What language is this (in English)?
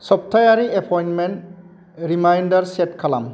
Bodo